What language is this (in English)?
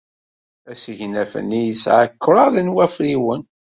Kabyle